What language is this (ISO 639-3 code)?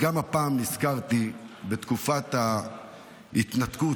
heb